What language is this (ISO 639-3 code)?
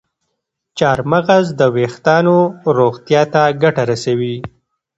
pus